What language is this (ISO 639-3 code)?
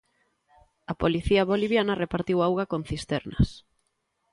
glg